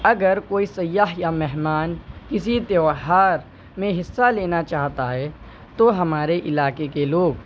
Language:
Urdu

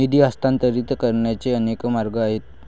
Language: Marathi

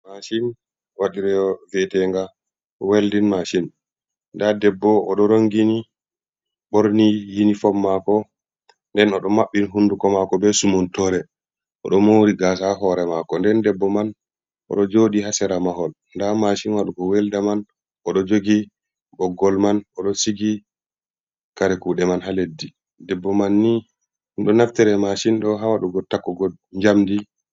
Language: Fula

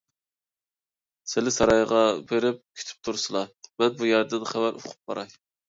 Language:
Uyghur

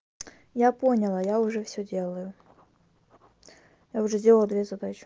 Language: Russian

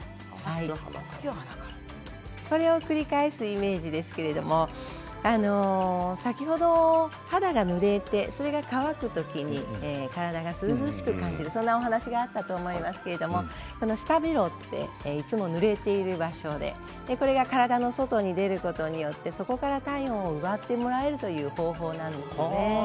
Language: Japanese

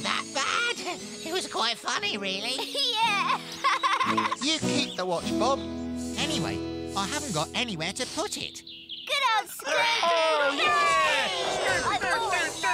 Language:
English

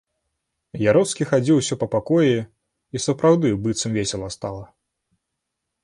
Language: Belarusian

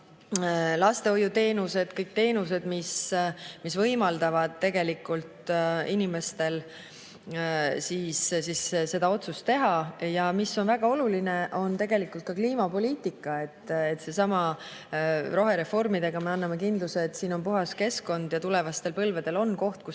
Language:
Estonian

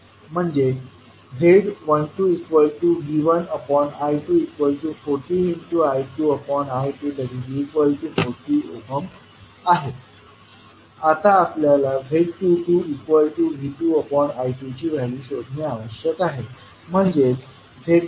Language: Marathi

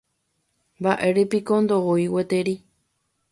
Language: Guarani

